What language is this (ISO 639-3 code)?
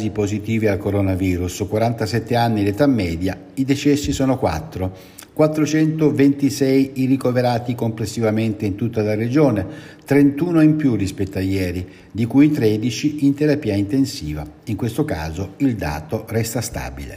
ita